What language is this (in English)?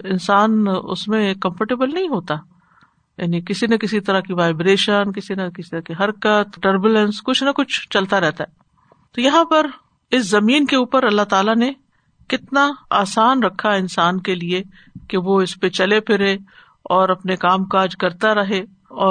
Urdu